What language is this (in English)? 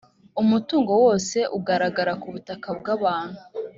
Kinyarwanda